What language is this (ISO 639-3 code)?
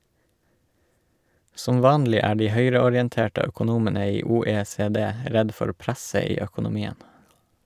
nor